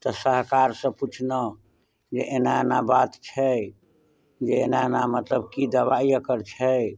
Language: Maithili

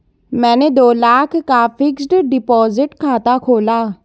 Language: Hindi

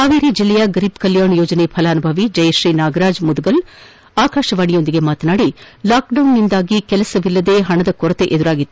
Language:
Kannada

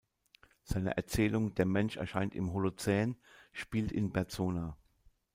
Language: German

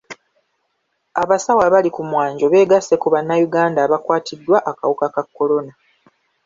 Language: Ganda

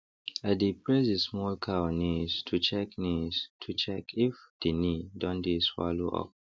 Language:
Nigerian Pidgin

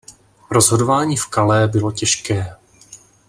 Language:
Czech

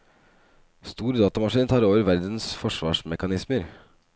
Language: Norwegian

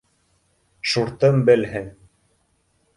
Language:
Bashkir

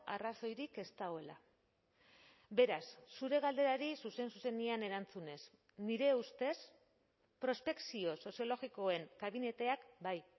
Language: Basque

